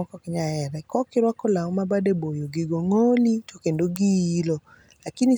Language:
Luo (Kenya and Tanzania)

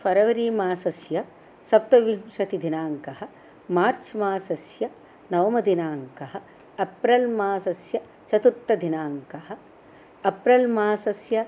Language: Sanskrit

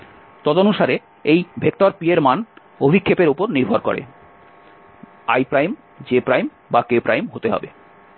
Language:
Bangla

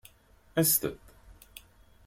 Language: Kabyle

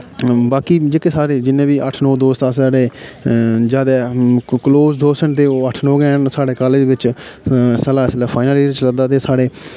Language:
Dogri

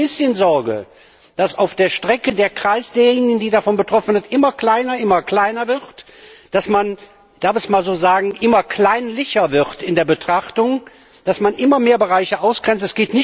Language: German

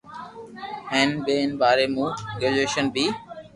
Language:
Loarki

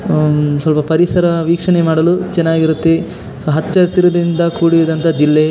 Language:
Kannada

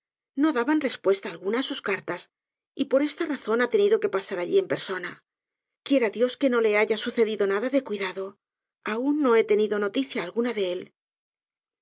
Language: Spanish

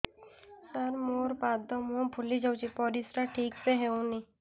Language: Odia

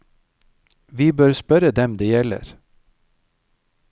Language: Norwegian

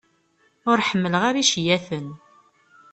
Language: Kabyle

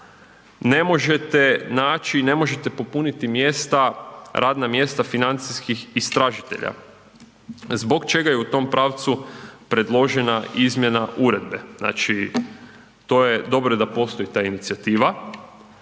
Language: Croatian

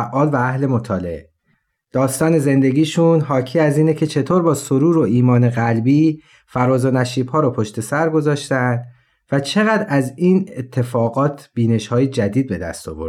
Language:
Persian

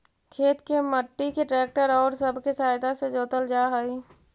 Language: Magahi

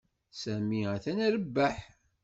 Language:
Kabyle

